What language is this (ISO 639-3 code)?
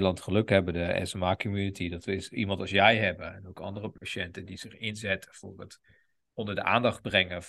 nld